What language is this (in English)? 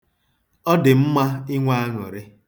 Igbo